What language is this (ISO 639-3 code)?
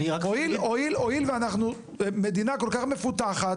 heb